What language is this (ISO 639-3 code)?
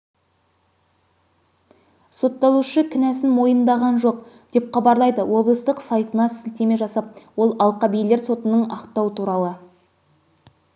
kaz